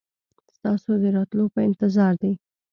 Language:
Pashto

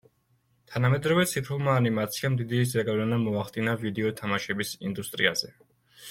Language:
Georgian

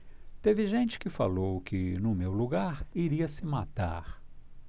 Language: Portuguese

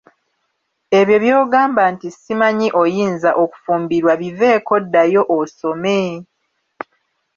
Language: Ganda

